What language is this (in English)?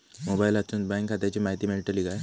Marathi